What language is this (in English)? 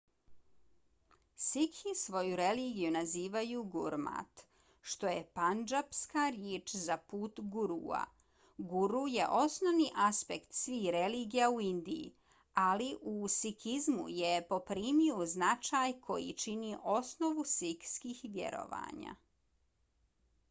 Bosnian